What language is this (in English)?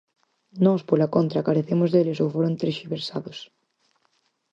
Galician